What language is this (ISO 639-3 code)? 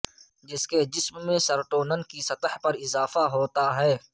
urd